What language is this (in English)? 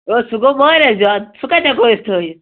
Kashmiri